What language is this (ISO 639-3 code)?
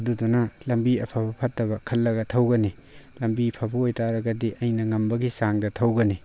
mni